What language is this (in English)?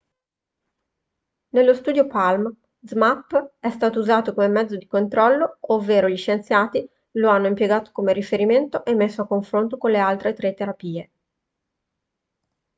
Italian